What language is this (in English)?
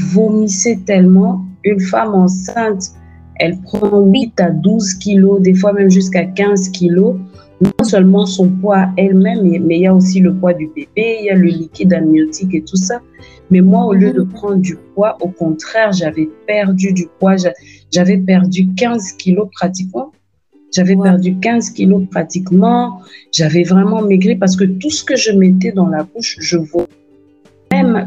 French